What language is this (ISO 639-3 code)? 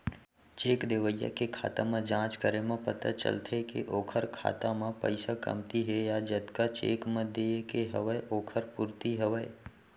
hne